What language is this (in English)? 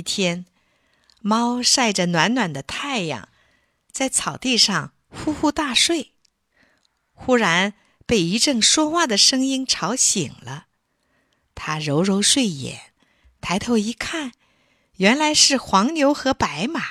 Chinese